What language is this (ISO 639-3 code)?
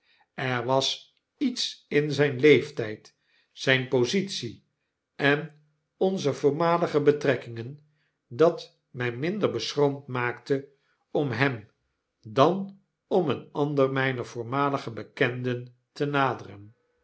nld